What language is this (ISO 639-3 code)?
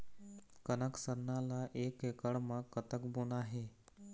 hne